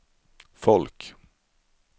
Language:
Swedish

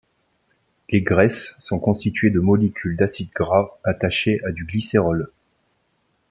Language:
French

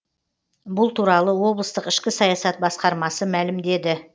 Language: Kazakh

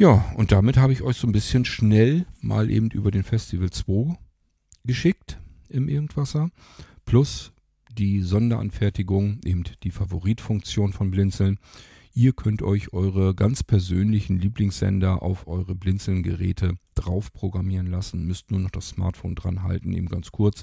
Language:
German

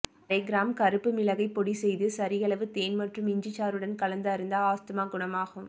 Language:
Tamil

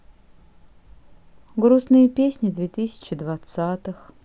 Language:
Russian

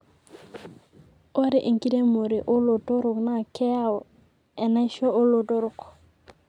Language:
Masai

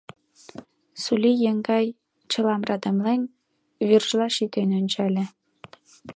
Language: Mari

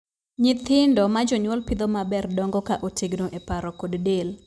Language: Luo (Kenya and Tanzania)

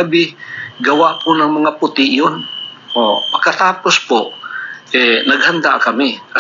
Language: Filipino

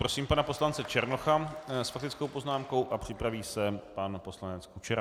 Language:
Czech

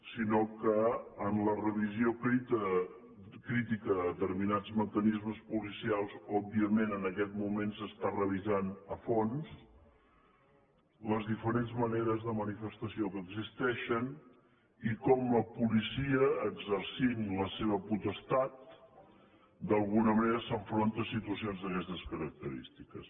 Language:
Catalan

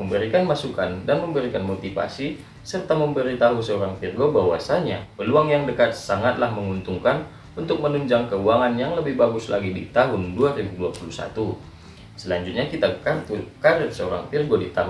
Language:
Indonesian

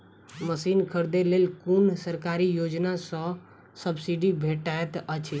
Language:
Maithili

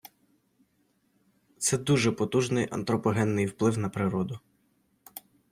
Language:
Ukrainian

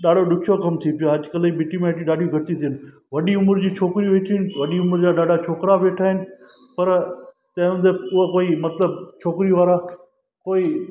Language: Sindhi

